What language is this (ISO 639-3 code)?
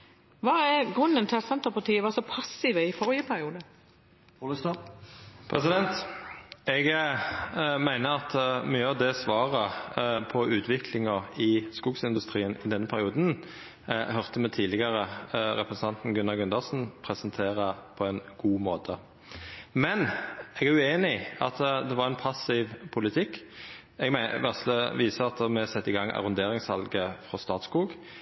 nor